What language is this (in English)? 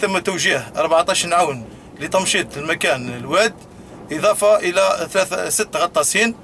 Arabic